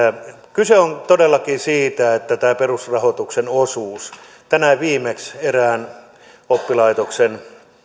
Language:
Finnish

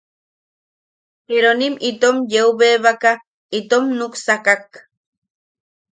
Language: Yaqui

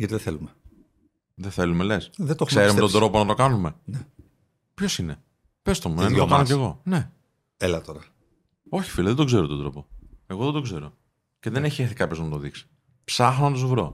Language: Greek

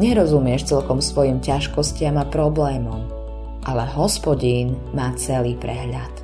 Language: Slovak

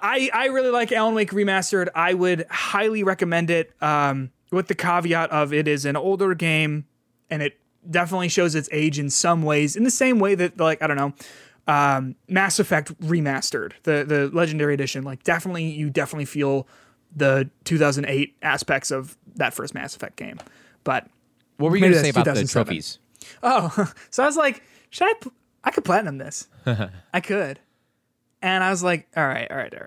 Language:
English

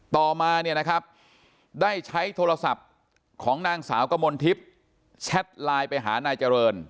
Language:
Thai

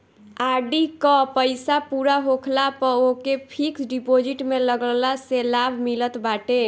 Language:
Bhojpuri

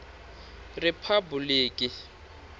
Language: Tsonga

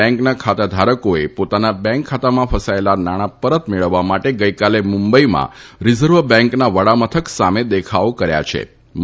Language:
Gujarati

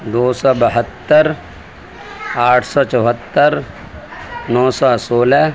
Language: Urdu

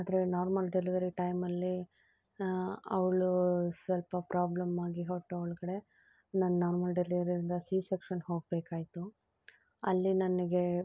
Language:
Kannada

